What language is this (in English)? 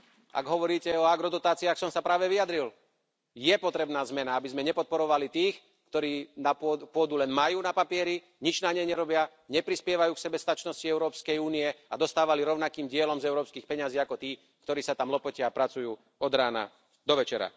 Slovak